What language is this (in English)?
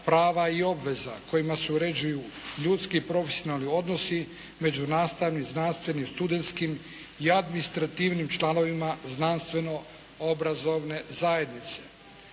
Croatian